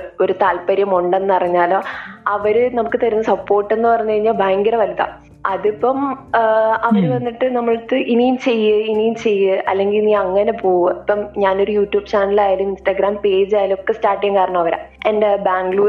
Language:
Malayalam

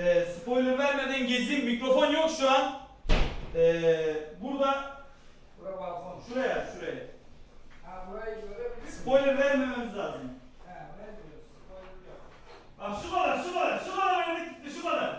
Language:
Turkish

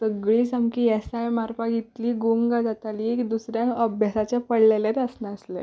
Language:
Konkani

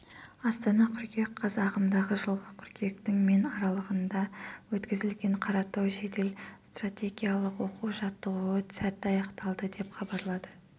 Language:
Kazakh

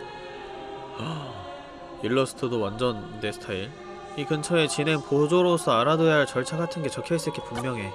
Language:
Korean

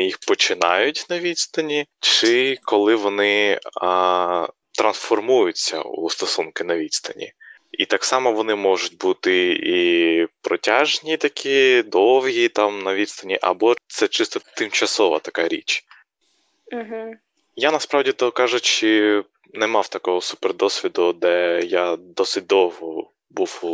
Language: Ukrainian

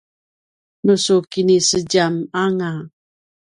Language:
Paiwan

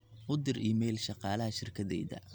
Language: Somali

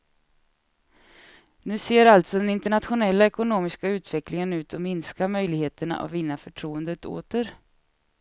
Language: Swedish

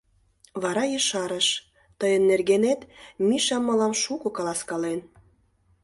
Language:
Mari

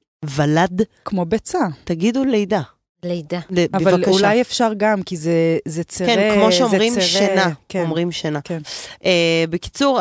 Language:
Hebrew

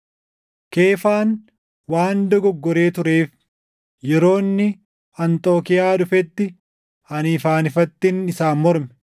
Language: Oromo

